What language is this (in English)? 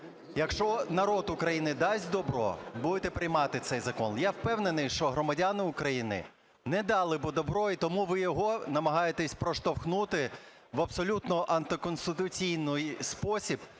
Ukrainian